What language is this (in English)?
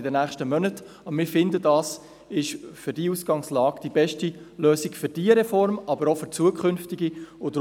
Swiss German